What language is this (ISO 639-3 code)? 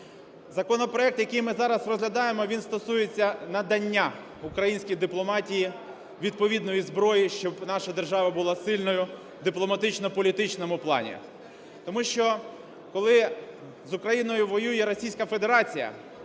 ukr